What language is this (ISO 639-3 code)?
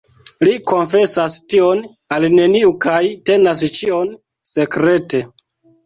epo